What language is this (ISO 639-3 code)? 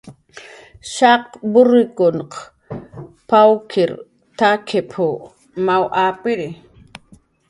jqr